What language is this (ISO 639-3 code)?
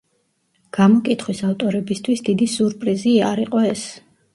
kat